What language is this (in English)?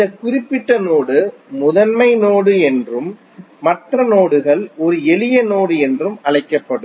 Tamil